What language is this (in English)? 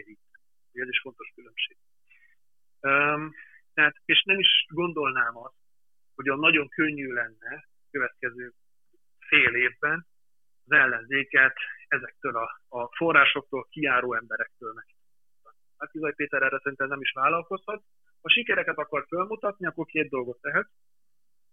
Hungarian